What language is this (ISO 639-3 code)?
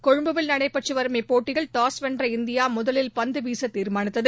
tam